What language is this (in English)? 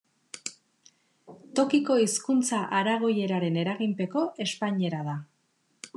Basque